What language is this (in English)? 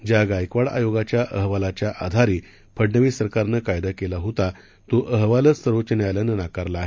Marathi